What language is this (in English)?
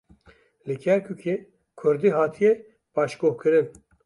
Kurdish